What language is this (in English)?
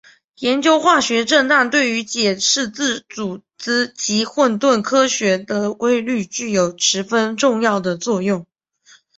Chinese